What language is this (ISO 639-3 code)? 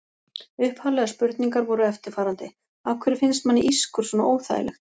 isl